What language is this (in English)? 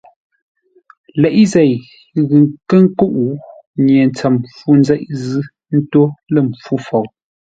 Ngombale